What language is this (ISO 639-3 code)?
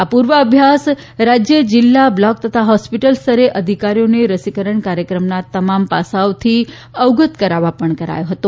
guj